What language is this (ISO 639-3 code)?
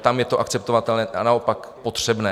ces